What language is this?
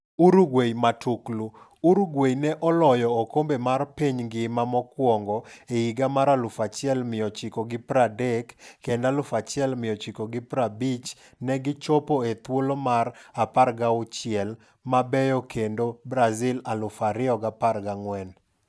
Luo (Kenya and Tanzania)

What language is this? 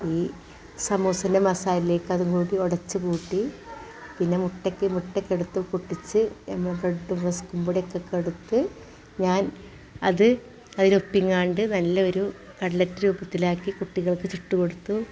Malayalam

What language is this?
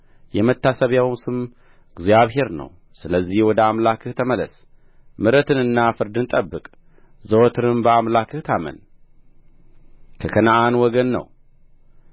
Amharic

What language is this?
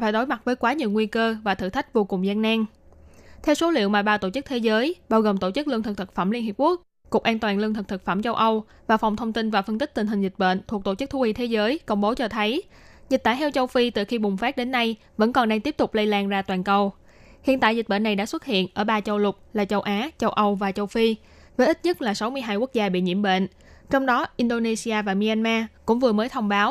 Vietnamese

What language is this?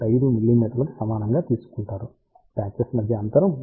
Telugu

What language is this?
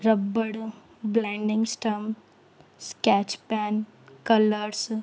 Sindhi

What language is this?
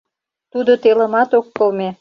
Mari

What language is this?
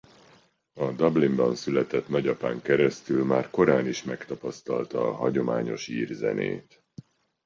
Hungarian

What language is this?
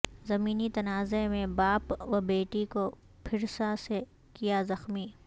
Urdu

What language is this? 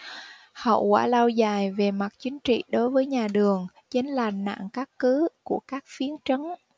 Vietnamese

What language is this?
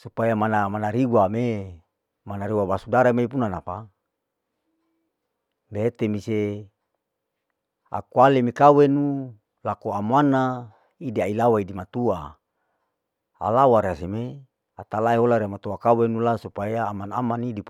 Larike-Wakasihu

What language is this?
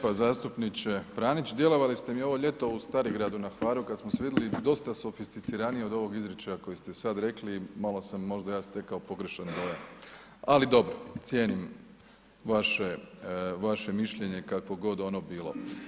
Croatian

